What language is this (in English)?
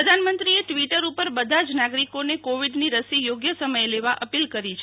Gujarati